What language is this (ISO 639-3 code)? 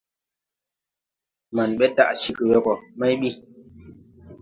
tui